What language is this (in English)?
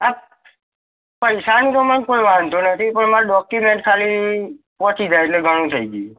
Gujarati